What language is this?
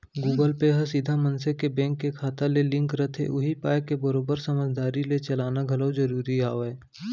Chhattisgarhi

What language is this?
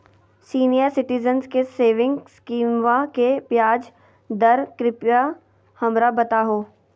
Magahi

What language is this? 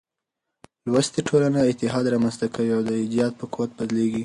Pashto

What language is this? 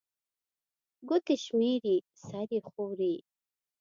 Pashto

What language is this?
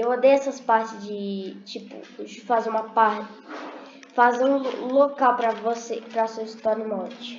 Portuguese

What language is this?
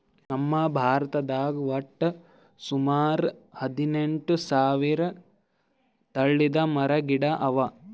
Kannada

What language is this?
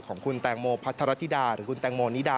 Thai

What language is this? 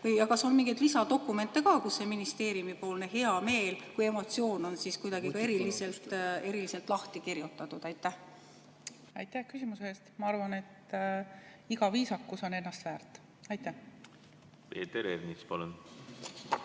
Estonian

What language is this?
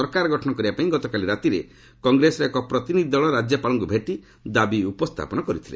Odia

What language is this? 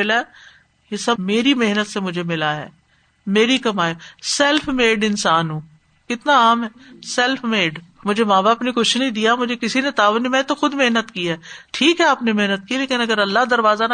Urdu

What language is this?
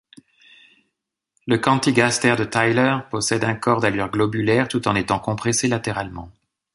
French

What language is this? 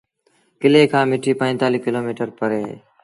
Sindhi Bhil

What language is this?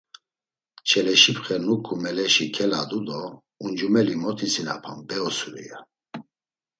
Laz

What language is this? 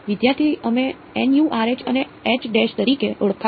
Gujarati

